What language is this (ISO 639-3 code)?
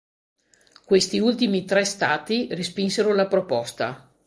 ita